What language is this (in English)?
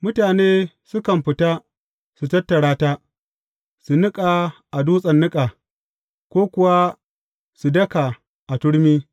Hausa